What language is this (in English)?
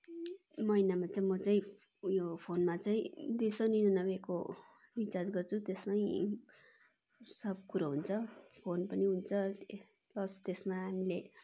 Nepali